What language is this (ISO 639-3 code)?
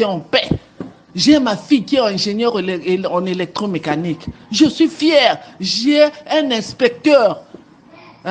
fra